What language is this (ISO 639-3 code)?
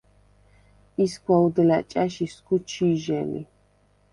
sva